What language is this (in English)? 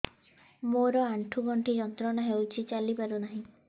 Odia